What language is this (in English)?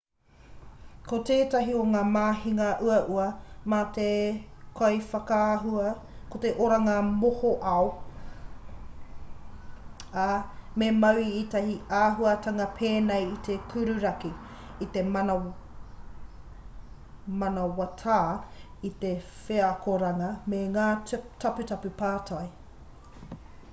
Māori